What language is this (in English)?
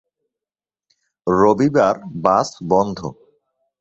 Bangla